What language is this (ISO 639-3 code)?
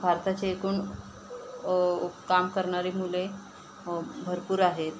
mar